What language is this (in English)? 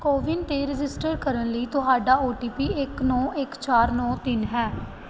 Punjabi